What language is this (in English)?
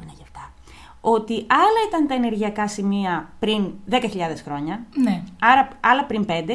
Greek